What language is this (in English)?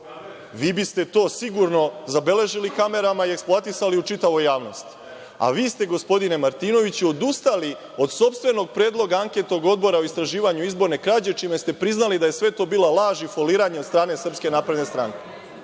Serbian